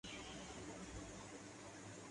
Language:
Urdu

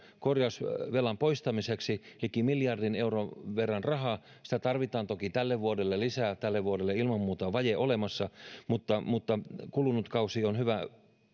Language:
Finnish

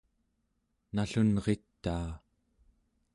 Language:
Central Yupik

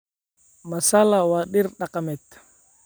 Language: Somali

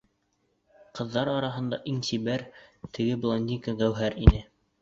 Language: Bashkir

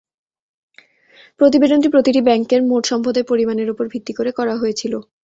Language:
Bangla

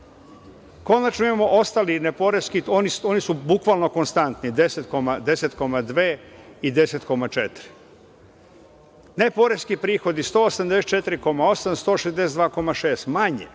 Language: Serbian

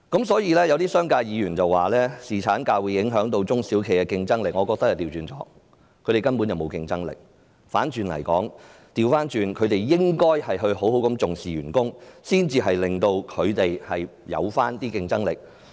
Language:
Cantonese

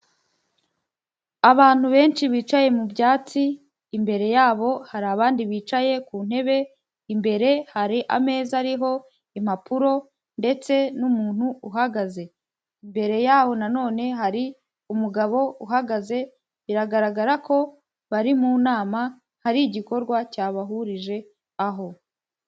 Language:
Kinyarwanda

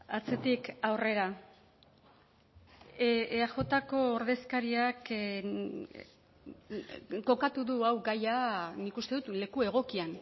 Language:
Basque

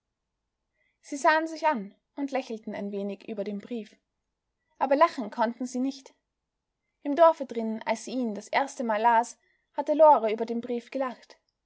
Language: German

